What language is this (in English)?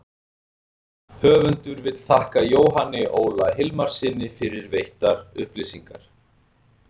Icelandic